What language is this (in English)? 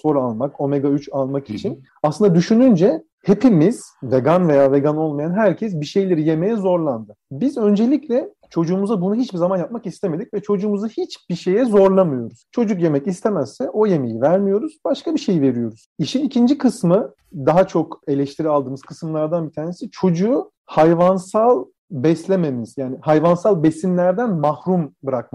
Turkish